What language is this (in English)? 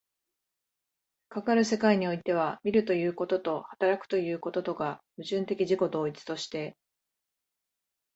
Japanese